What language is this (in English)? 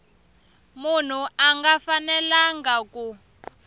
Tsonga